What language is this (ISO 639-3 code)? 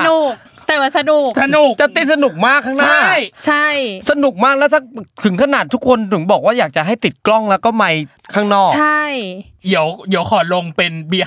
tha